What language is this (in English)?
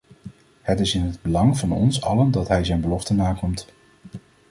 Dutch